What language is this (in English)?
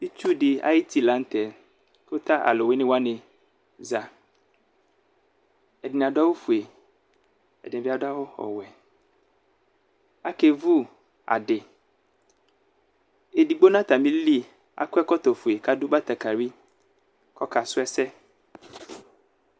Ikposo